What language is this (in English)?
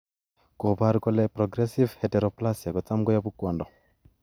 Kalenjin